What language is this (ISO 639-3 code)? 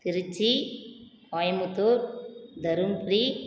tam